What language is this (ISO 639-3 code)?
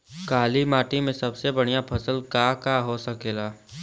bho